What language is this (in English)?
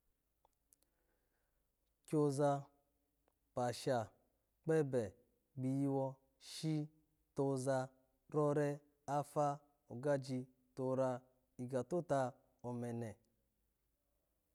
Alago